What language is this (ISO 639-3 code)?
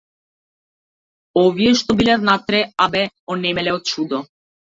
mkd